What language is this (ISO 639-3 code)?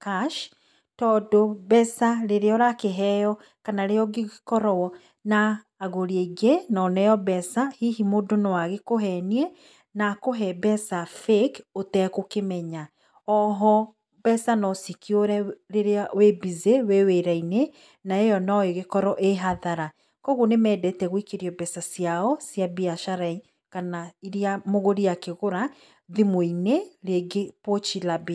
kik